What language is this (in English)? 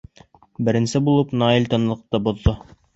Bashkir